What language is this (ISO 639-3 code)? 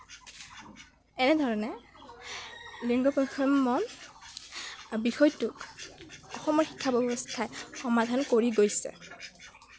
asm